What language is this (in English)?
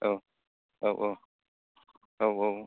Bodo